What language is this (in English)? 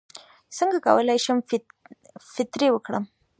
Pashto